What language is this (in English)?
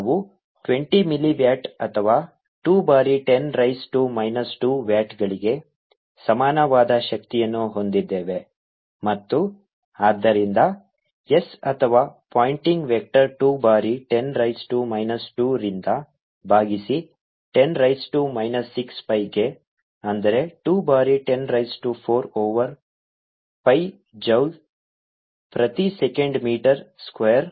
Kannada